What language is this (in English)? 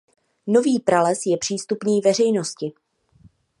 Czech